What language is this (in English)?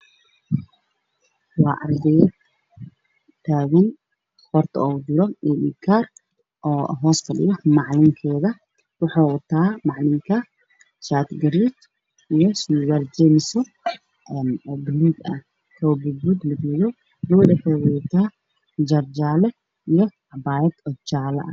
Somali